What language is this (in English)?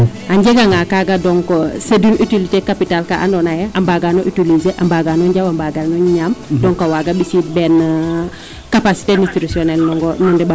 Serer